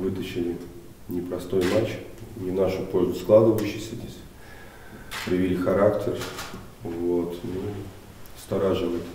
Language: Russian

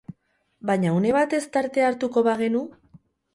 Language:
Basque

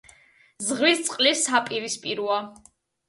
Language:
Georgian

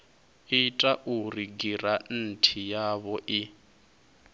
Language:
Venda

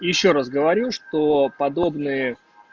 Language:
Russian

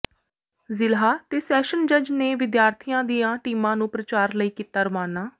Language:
Punjabi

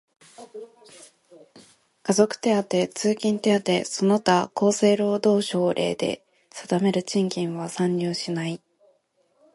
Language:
Japanese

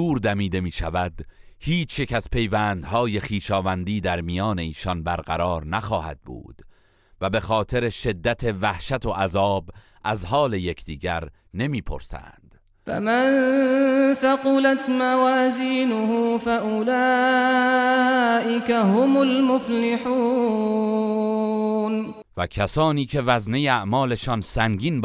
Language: Persian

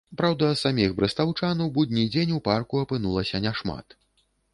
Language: Belarusian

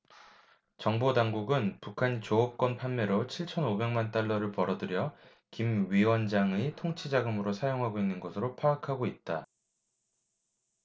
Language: Korean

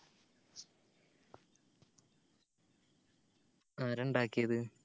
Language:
Malayalam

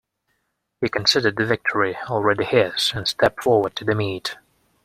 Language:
English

